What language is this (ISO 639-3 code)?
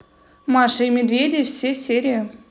rus